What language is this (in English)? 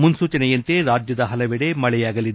Kannada